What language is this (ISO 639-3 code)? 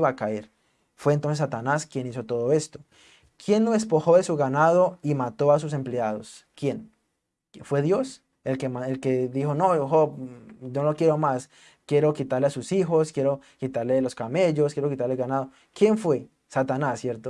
spa